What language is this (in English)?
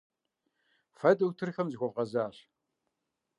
Kabardian